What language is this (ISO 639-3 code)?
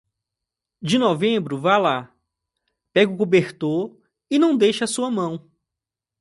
por